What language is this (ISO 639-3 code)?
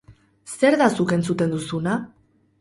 eus